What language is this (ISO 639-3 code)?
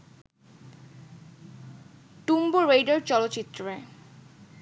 ben